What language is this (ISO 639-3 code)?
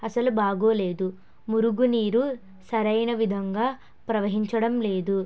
tel